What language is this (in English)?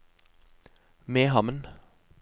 Norwegian